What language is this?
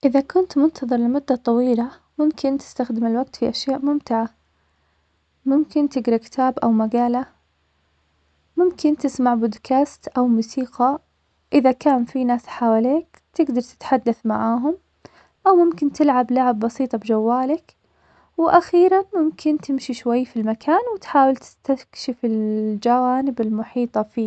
Omani Arabic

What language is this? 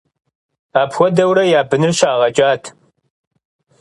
Kabardian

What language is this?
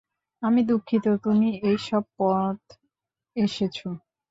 Bangla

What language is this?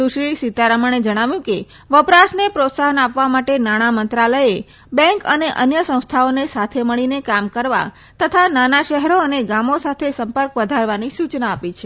Gujarati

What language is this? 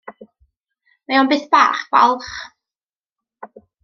Welsh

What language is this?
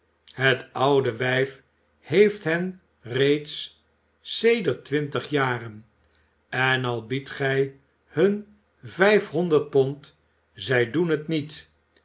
Dutch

